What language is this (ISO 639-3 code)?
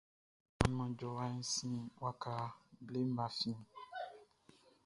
bci